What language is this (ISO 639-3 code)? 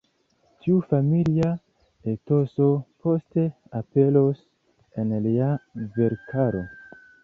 epo